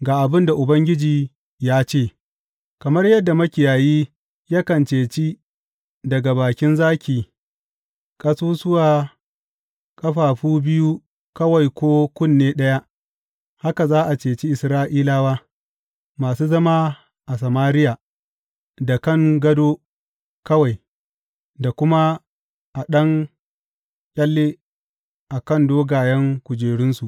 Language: Hausa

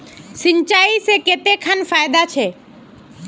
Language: Magahi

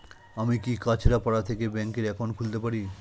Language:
Bangla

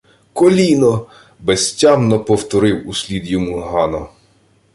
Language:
Ukrainian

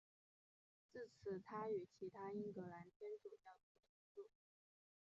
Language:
Chinese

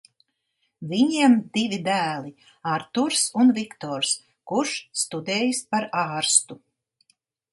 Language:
Latvian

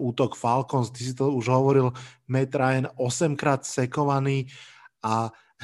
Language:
Slovak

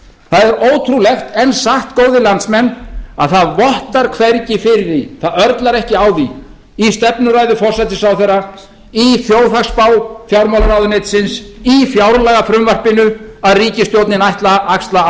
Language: Icelandic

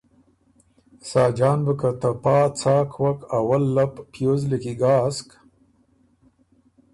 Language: Ormuri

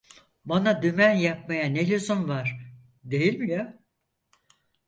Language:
Turkish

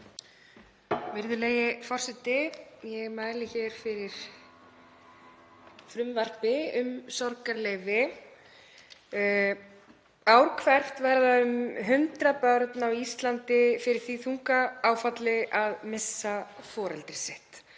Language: Icelandic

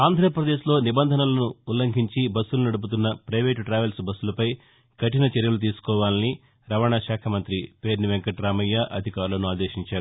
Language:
Telugu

